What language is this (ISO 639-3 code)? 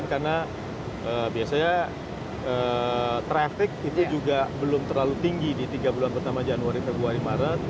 ind